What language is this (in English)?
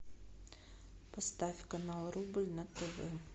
Russian